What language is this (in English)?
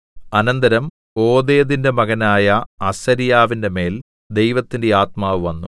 Malayalam